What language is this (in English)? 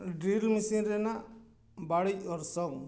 Santali